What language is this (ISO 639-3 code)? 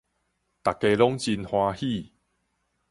nan